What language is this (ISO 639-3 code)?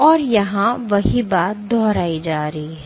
hin